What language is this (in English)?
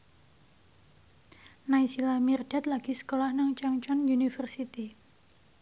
Javanese